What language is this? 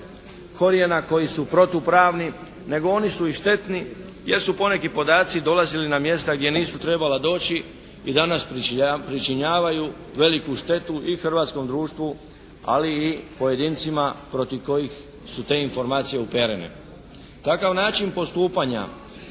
Croatian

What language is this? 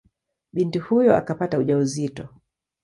Swahili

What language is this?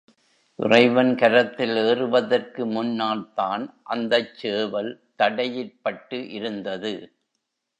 Tamil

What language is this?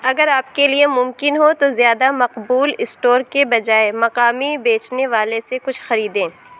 Urdu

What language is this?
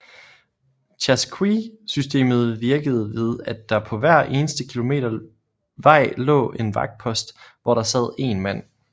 Danish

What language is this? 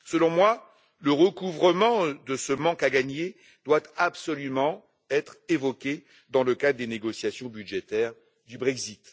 French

